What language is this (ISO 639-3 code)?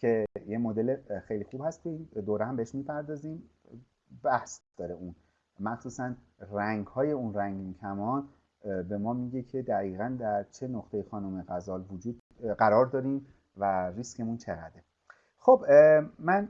fas